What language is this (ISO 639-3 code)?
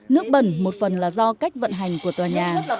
vie